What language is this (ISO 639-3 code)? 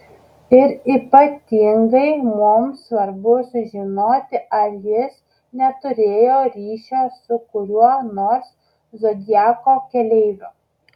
lit